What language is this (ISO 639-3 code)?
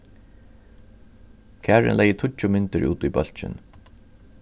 fao